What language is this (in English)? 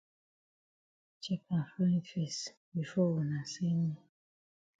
Cameroon Pidgin